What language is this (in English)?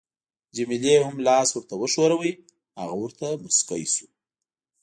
Pashto